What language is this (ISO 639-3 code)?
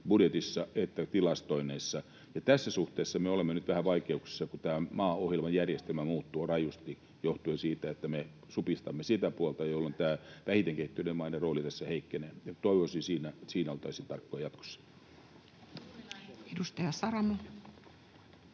fin